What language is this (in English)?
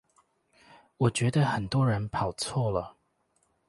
Chinese